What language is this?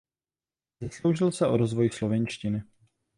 Czech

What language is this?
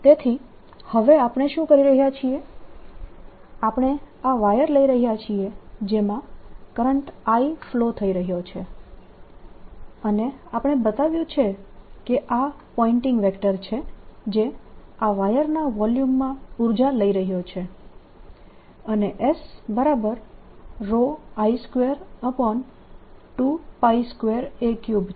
Gujarati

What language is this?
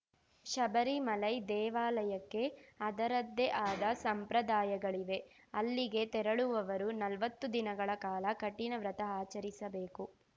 Kannada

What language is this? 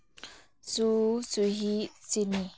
Manipuri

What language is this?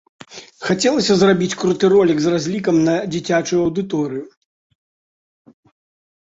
Belarusian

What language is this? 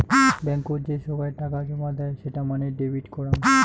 Bangla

